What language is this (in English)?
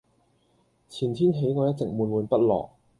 Cantonese